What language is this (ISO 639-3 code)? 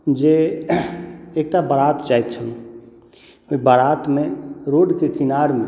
mai